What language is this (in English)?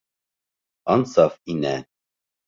Bashkir